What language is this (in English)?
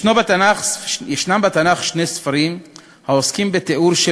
Hebrew